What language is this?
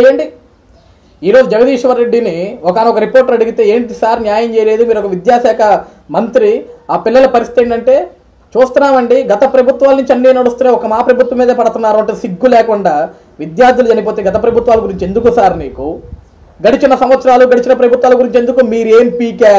Telugu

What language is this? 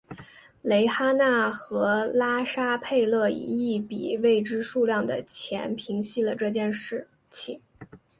Chinese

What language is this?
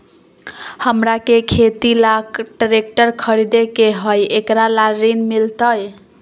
Magahi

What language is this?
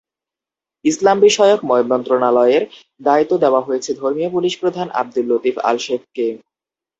Bangla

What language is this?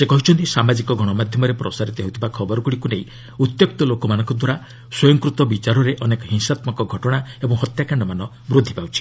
Odia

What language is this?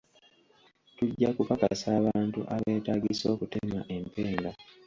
Ganda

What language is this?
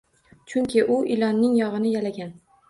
Uzbek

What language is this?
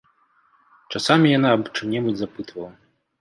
Belarusian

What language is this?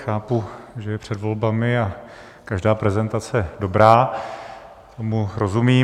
Czech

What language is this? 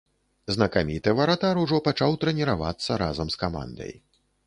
Belarusian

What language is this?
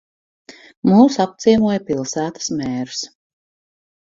Latvian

